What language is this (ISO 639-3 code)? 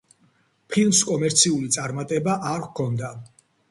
kat